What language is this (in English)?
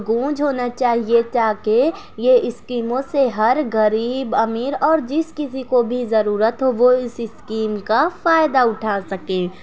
Urdu